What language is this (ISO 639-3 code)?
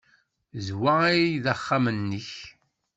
kab